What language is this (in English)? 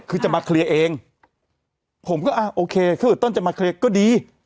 Thai